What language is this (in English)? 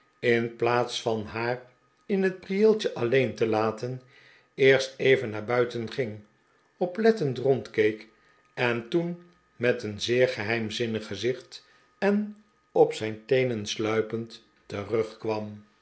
Dutch